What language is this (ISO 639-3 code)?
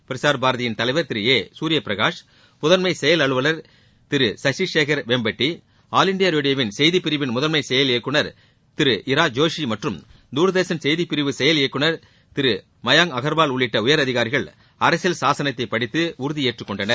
tam